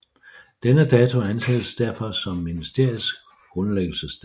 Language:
Danish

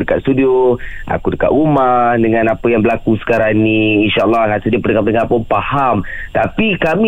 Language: Malay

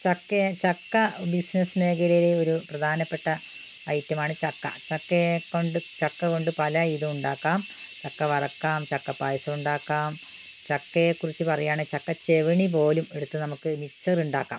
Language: Malayalam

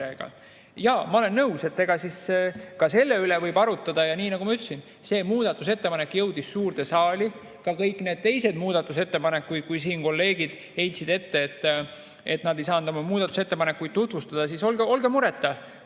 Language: Estonian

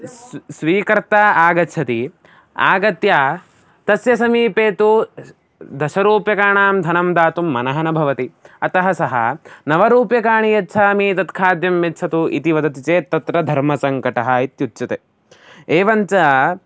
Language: Sanskrit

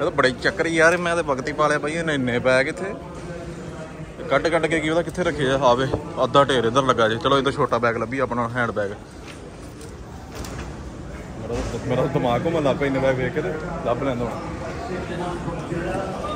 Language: Punjabi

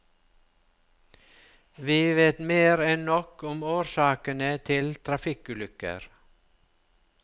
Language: Norwegian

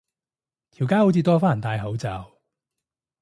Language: Cantonese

